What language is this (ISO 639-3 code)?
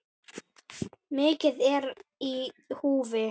isl